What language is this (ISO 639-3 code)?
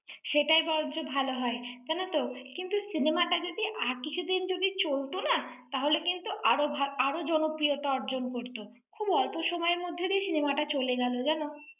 ben